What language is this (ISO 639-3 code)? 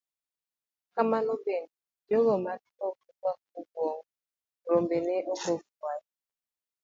luo